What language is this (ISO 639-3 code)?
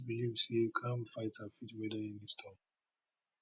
pcm